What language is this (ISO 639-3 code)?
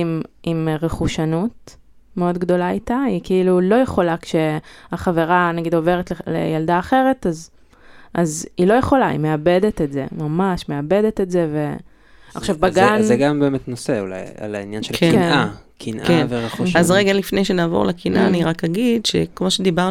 heb